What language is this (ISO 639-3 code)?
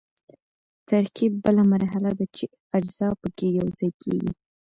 pus